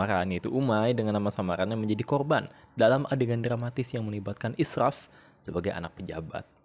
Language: Indonesian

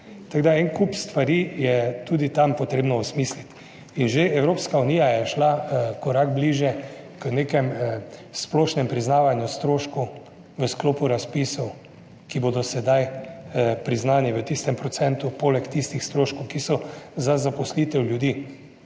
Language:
Slovenian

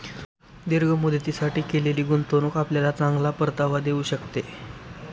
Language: Marathi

